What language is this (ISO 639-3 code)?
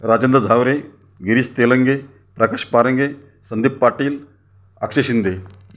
mar